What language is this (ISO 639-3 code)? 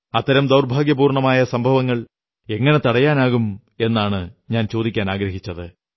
mal